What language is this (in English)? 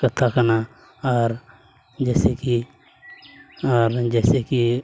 Santali